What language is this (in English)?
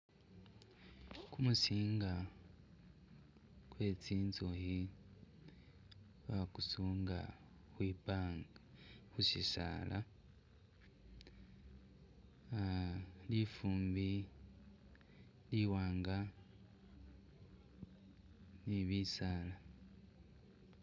Masaaba